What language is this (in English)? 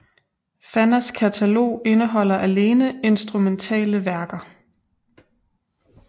Danish